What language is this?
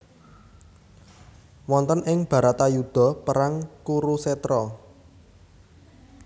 Javanese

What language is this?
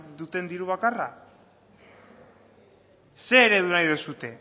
Basque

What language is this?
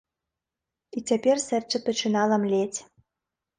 Belarusian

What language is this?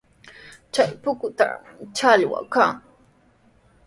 Sihuas Ancash Quechua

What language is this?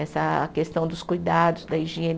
Portuguese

